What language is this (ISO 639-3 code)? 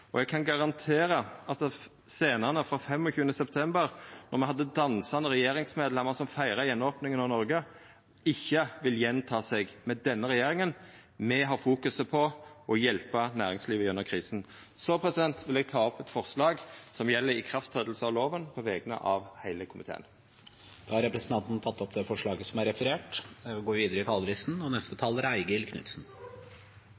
nor